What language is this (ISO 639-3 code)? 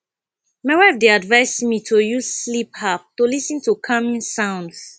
pcm